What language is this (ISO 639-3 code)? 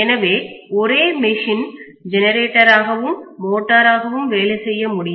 tam